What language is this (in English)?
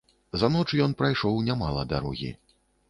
Belarusian